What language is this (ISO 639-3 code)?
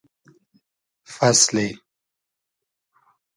haz